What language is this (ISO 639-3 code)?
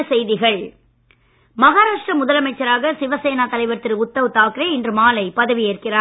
tam